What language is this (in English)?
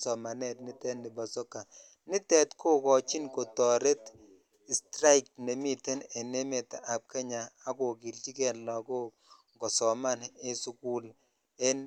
Kalenjin